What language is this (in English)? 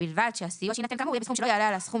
Hebrew